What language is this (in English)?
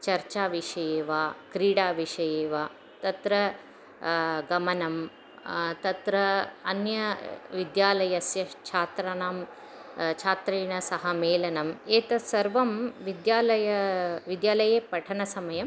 Sanskrit